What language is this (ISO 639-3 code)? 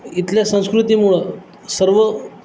mar